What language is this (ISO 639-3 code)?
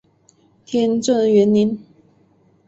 zho